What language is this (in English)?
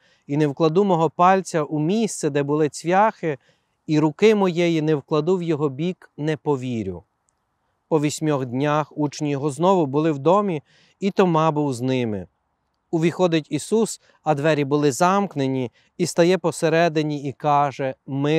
Ukrainian